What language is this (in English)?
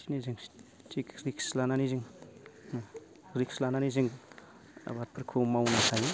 Bodo